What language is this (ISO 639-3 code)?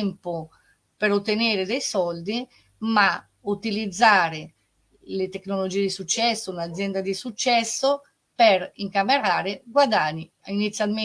ita